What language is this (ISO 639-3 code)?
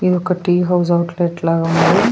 tel